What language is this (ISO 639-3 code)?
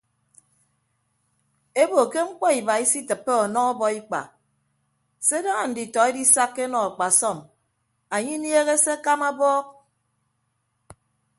ibb